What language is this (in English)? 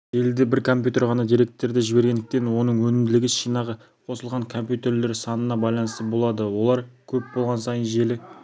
Kazakh